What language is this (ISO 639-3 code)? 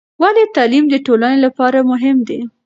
pus